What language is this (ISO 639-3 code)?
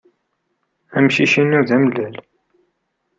kab